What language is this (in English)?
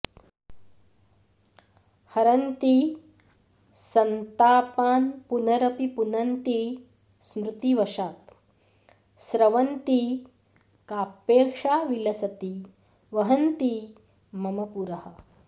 Sanskrit